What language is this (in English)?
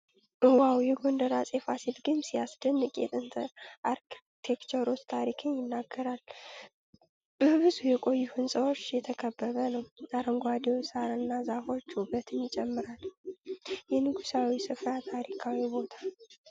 Amharic